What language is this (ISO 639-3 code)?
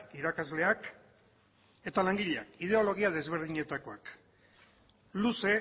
eus